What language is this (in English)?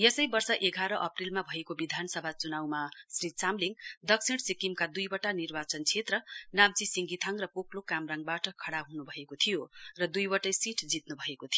Nepali